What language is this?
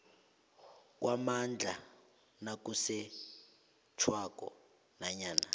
South Ndebele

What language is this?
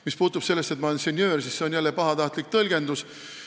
Estonian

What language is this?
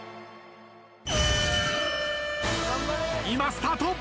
Japanese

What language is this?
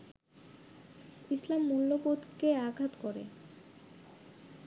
Bangla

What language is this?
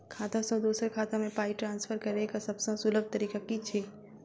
Maithili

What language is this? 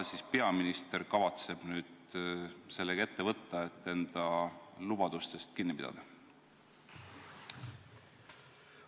Estonian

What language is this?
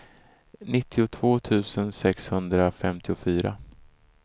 Swedish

